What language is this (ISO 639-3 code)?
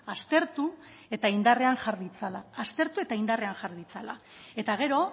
eus